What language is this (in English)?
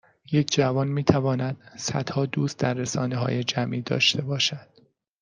Persian